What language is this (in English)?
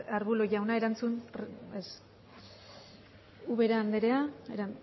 Basque